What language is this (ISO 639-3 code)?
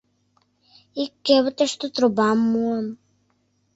chm